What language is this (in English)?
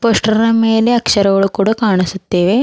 Kannada